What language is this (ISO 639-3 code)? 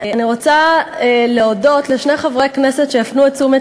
heb